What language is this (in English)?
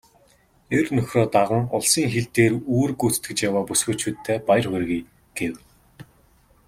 Mongolian